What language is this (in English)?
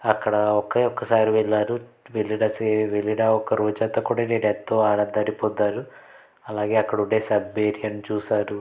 Telugu